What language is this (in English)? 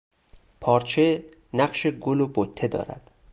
Persian